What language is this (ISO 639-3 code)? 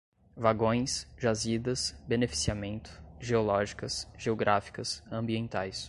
por